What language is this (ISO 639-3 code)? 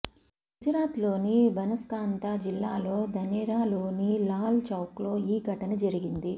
tel